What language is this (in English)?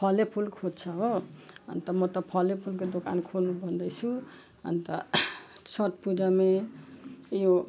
Nepali